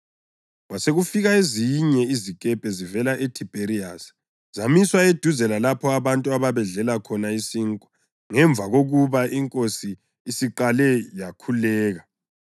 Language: North Ndebele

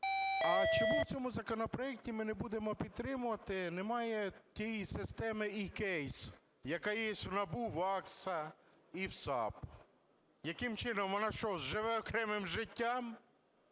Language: Ukrainian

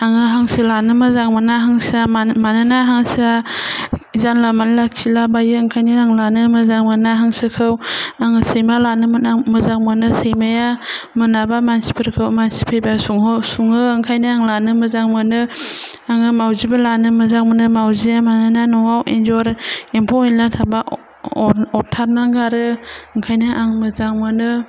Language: Bodo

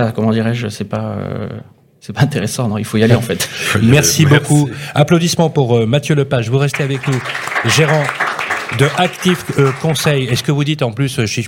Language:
French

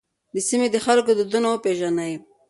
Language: Pashto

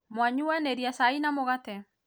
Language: Kikuyu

